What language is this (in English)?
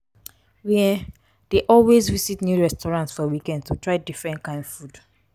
Nigerian Pidgin